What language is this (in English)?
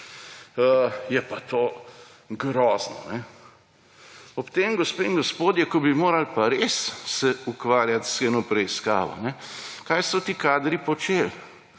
Slovenian